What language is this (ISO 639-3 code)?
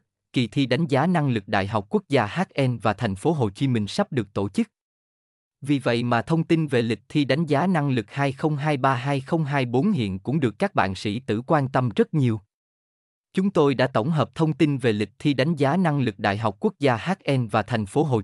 vie